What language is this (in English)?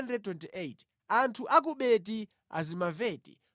Nyanja